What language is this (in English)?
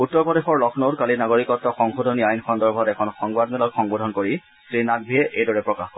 Assamese